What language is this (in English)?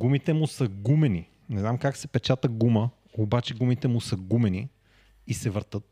Bulgarian